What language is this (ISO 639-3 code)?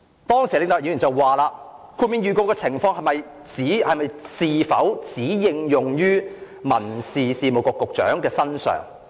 yue